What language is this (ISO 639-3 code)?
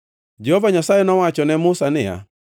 luo